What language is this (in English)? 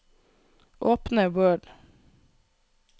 Norwegian